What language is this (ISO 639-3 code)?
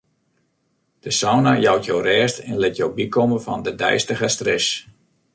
fry